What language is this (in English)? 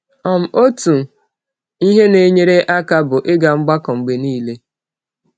Igbo